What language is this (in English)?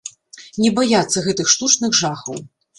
Belarusian